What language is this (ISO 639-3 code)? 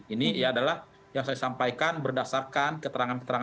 ind